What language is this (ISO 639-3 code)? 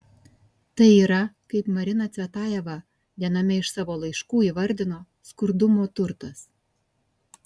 lit